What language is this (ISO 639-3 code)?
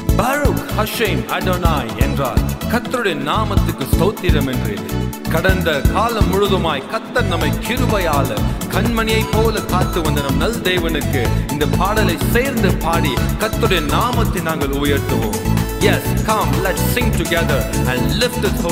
urd